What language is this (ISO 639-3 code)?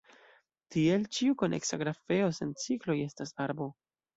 epo